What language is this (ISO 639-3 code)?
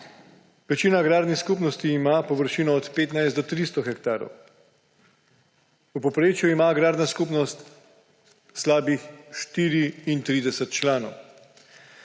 slv